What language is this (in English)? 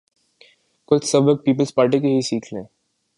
Urdu